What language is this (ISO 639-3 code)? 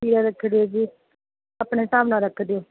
pan